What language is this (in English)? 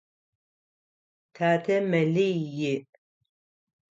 Adyghe